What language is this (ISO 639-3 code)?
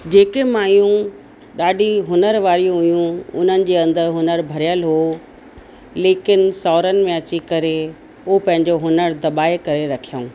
snd